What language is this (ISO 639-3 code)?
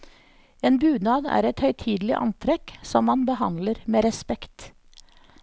nor